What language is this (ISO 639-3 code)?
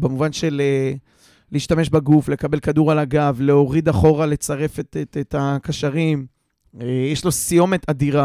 heb